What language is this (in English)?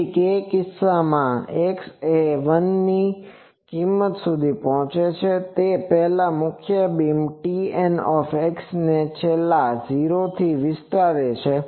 Gujarati